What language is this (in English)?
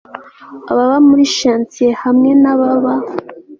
Kinyarwanda